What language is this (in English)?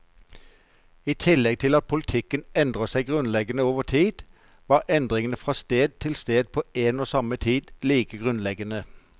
Norwegian